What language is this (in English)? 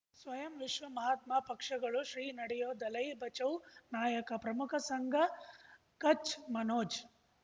Kannada